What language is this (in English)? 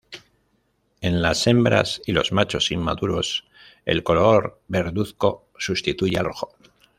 Spanish